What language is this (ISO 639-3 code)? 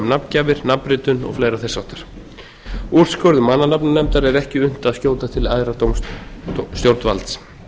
isl